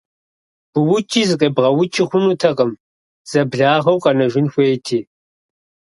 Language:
Kabardian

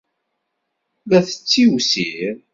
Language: Kabyle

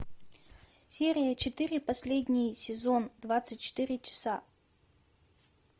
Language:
Russian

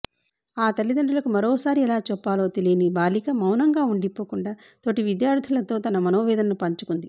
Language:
Telugu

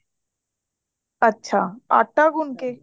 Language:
Punjabi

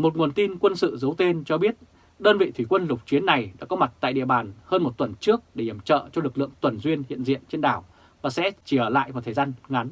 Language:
Vietnamese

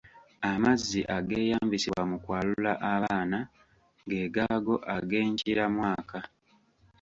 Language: Ganda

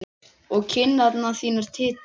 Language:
Icelandic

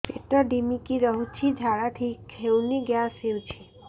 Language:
Odia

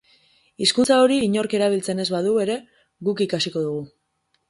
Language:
Basque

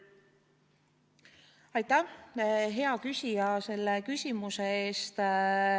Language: Estonian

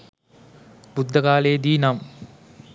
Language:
Sinhala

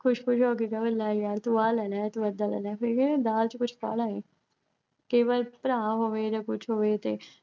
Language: Punjabi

